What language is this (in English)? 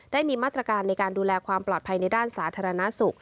Thai